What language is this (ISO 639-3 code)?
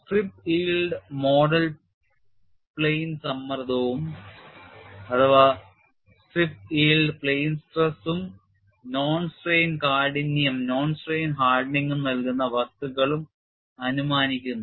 mal